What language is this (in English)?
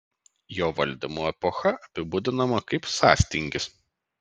Lithuanian